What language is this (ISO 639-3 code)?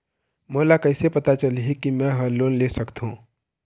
hne